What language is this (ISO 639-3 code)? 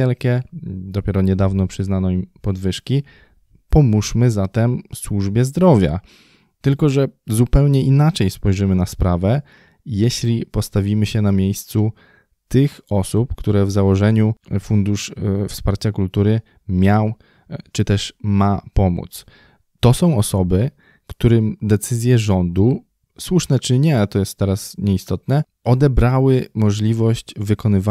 pol